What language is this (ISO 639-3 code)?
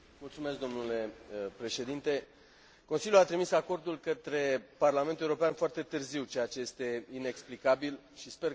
ron